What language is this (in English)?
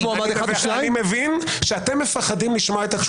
Hebrew